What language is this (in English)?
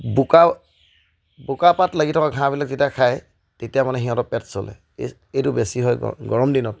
Assamese